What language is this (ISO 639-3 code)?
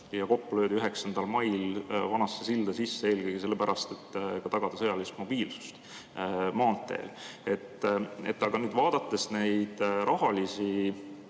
est